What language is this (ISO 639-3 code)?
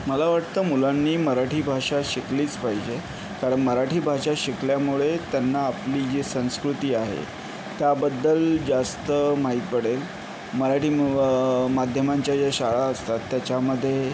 mar